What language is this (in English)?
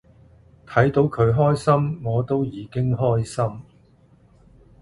Cantonese